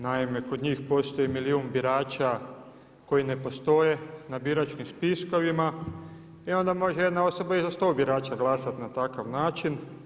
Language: Croatian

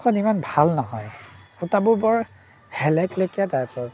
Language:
Assamese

